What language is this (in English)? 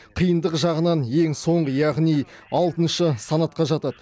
Kazakh